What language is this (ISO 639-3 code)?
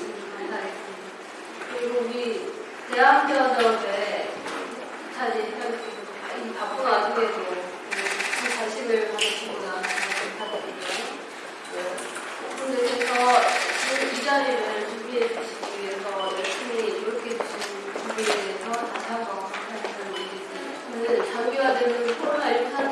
kor